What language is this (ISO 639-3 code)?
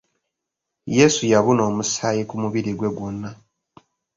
lug